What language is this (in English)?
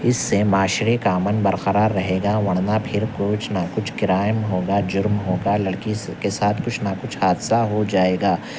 Urdu